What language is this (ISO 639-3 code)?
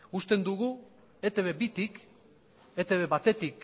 eus